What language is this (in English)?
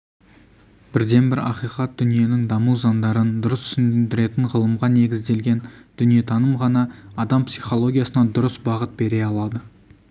Kazakh